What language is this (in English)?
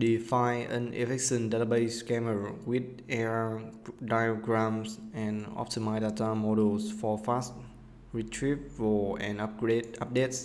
Vietnamese